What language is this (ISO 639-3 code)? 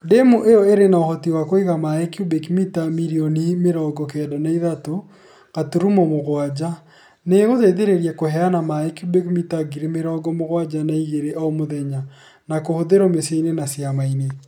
kik